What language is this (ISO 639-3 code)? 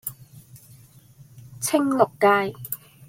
yue